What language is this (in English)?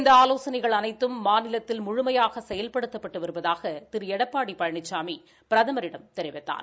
Tamil